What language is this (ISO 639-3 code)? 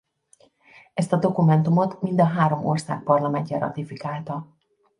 hun